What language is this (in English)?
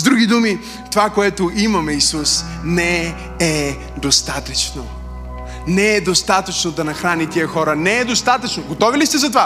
Bulgarian